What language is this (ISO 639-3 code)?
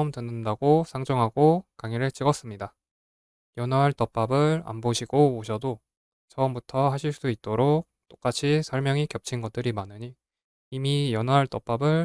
kor